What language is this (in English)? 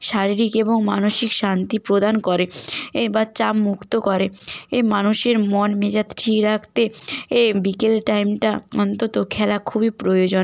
Bangla